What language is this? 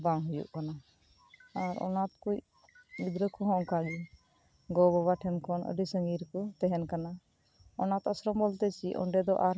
Santali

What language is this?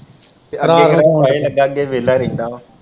Punjabi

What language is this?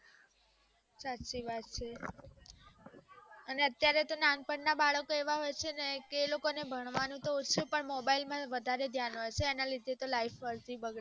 Gujarati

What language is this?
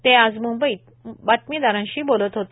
Marathi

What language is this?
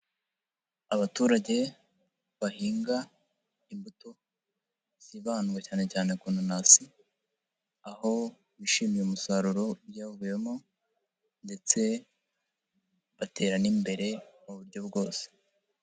Kinyarwanda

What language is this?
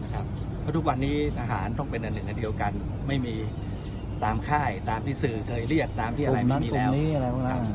Thai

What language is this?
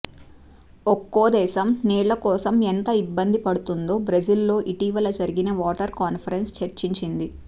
Telugu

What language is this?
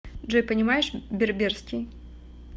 Russian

